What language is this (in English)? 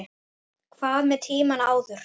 Icelandic